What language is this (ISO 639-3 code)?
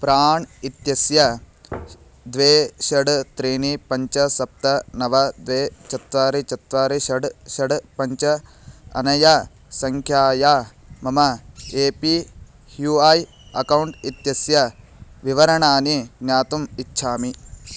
san